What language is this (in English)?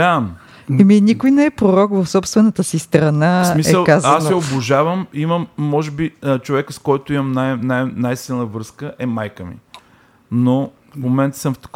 Bulgarian